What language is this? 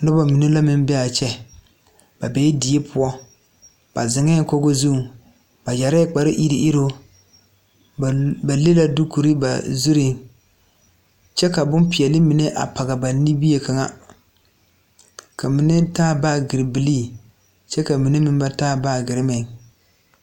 Southern Dagaare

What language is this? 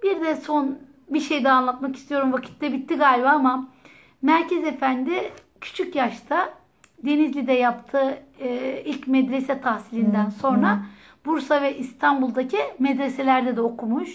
Turkish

